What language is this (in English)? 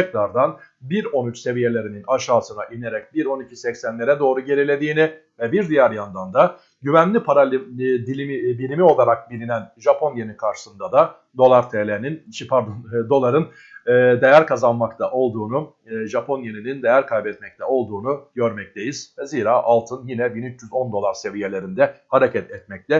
Turkish